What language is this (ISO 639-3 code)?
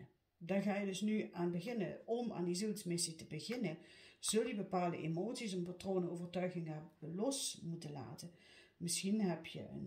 nld